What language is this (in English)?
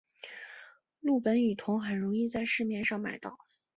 Chinese